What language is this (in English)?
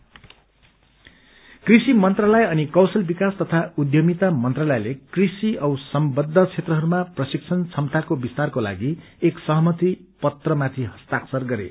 Nepali